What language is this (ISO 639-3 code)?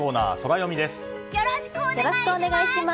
jpn